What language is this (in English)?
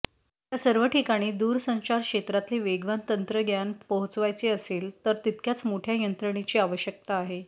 Marathi